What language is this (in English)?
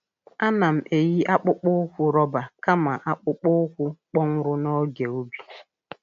Igbo